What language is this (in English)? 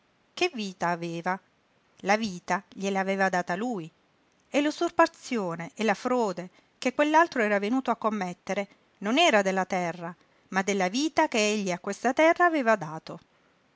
Italian